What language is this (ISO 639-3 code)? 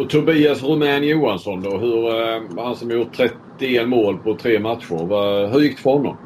swe